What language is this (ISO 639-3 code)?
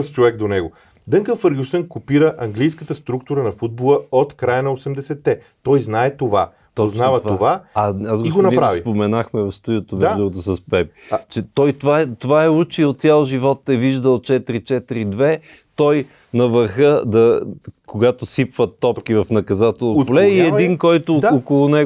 bul